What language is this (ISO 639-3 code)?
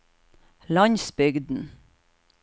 nor